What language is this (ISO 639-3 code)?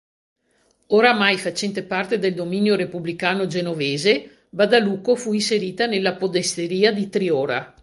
ita